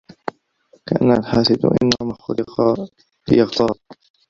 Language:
Arabic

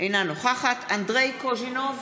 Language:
Hebrew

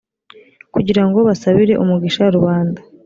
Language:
Kinyarwanda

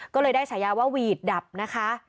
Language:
Thai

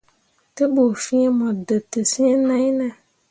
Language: Mundang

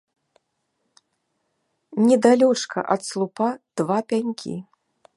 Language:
Belarusian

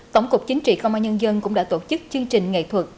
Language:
Vietnamese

